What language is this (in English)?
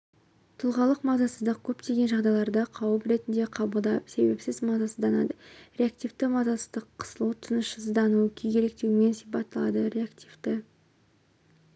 Kazakh